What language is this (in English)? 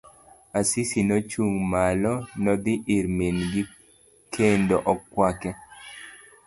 Luo (Kenya and Tanzania)